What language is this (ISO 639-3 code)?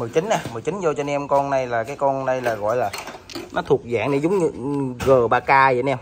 vie